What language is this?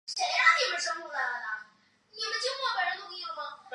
Chinese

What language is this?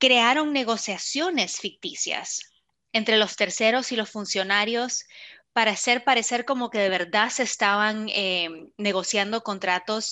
Spanish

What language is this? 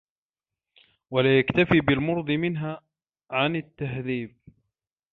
Arabic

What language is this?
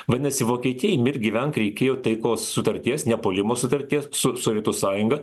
Lithuanian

